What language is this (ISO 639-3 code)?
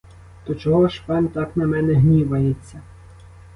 ukr